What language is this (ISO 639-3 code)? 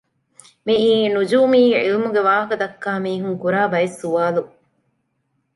div